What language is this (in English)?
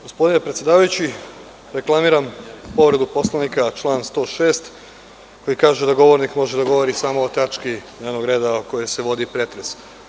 Serbian